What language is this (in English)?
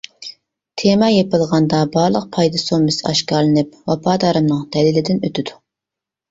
Uyghur